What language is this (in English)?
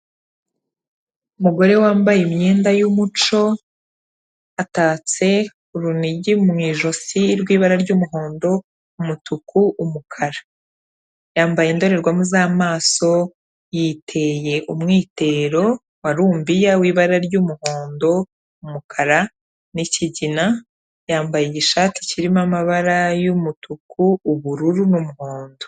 Kinyarwanda